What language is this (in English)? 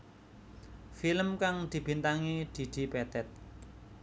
Javanese